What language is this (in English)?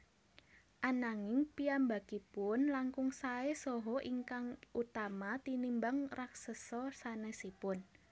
Javanese